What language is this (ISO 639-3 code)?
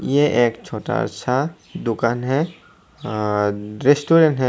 hin